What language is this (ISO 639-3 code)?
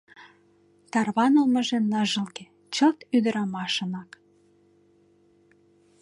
chm